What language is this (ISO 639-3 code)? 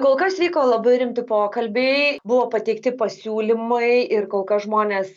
lit